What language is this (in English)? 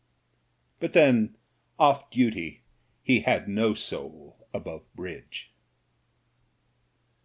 English